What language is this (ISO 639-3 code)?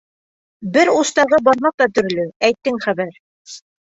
bak